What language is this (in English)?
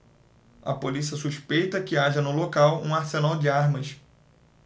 Portuguese